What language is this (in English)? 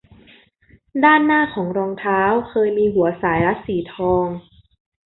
Thai